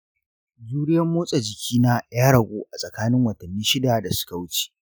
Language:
Hausa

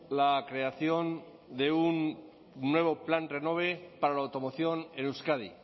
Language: Spanish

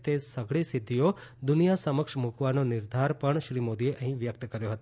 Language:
Gujarati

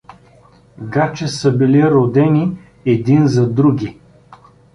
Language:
Bulgarian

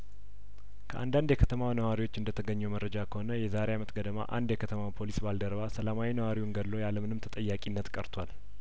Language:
Amharic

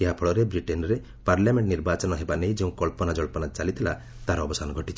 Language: Odia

